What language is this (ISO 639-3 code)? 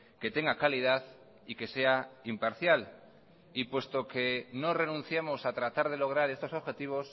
spa